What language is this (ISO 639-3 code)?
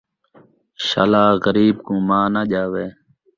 skr